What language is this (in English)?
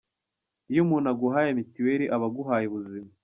Kinyarwanda